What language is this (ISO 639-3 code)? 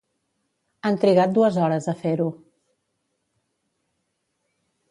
cat